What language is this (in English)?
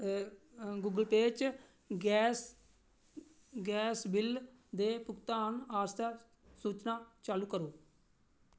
Dogri